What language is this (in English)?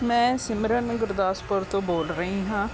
Punjabi